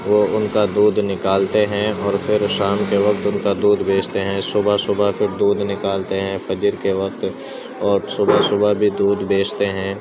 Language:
Urdu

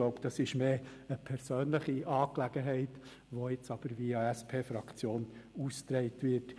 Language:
Swiss German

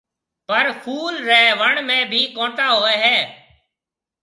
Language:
Marwari (Pakistan)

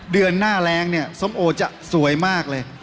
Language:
Thai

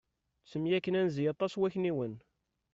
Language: Kabyle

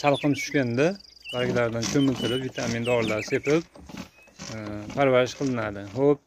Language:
Turkish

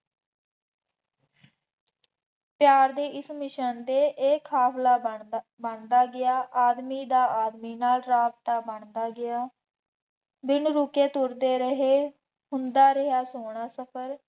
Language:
Punjabi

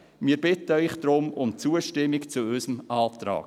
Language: Swiss German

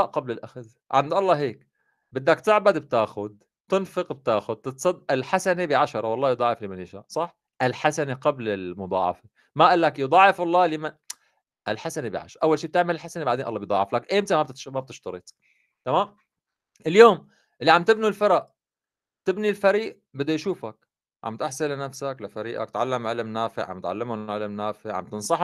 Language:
Arabic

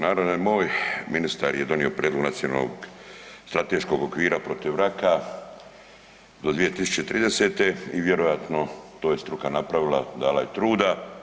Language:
Croatian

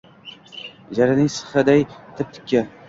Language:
Uzbek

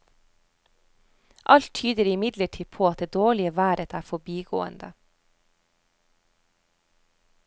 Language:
Norwegian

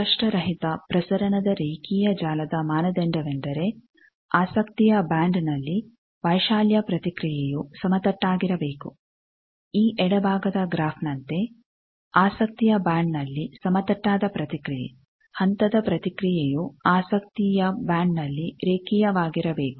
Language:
Kannada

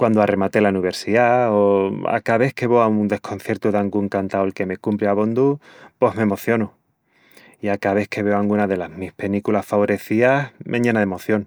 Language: Extremaduran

